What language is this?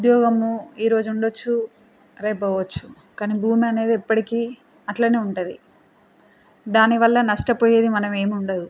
Telugu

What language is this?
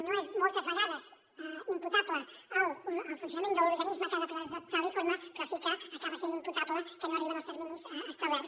Catalan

